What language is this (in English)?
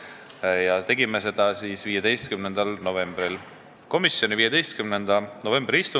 Estonian